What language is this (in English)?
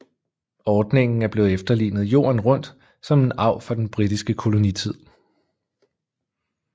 Danish